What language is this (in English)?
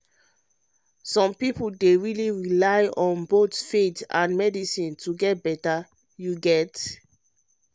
Nigerian Pidgin